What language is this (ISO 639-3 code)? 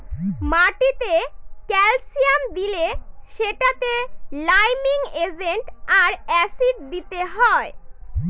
ben